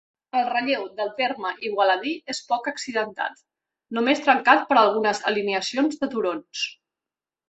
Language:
Catalan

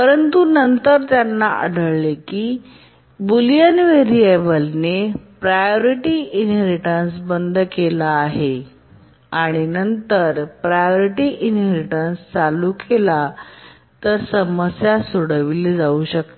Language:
Marathi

